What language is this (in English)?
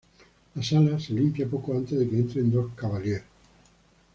Spanish